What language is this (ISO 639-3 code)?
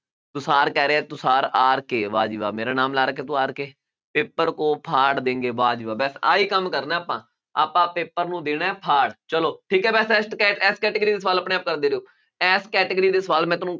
pan